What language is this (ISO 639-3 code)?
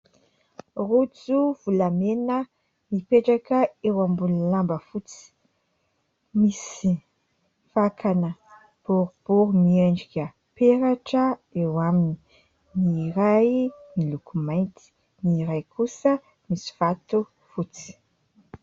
mlg